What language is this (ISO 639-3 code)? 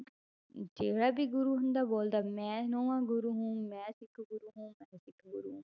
pan